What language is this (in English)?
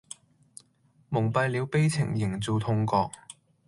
Cantonese